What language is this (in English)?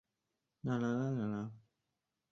Chinese